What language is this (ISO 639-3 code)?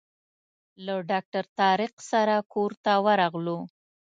pus